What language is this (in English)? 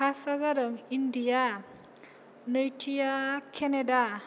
Bodo